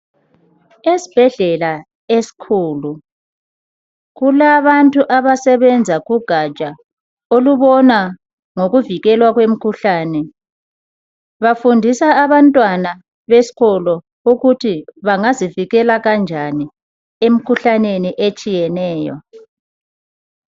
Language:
North Ndebele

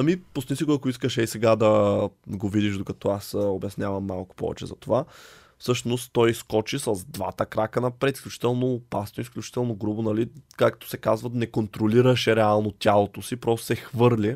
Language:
Bulgarian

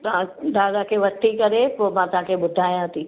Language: Sindhi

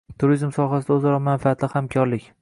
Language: Uzbek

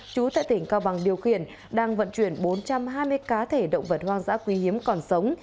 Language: Vietnamese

